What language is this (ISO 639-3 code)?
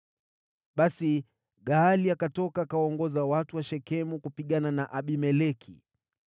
swa